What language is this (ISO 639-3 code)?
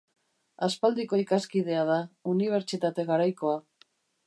eus